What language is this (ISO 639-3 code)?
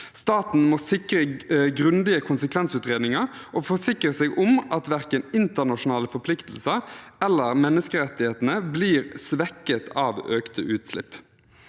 nor